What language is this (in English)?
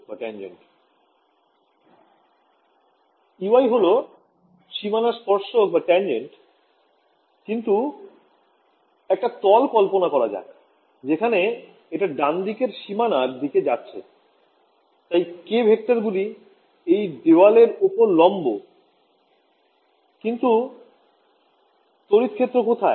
Bangla